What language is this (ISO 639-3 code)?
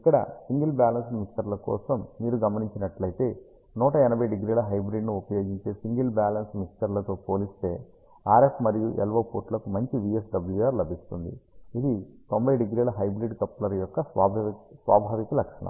tel